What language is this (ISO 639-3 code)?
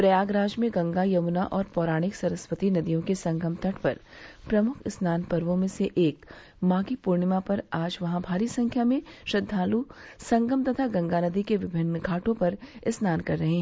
hin